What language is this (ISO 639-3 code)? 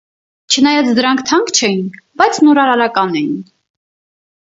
hye